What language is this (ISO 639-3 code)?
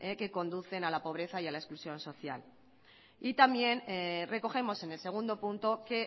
spa